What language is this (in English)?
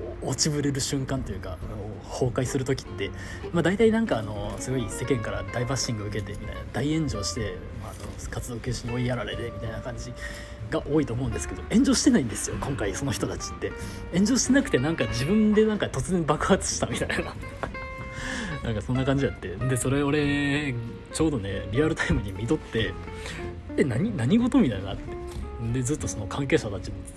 Japanese